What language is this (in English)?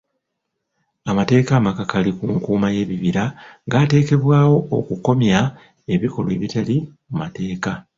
Ganda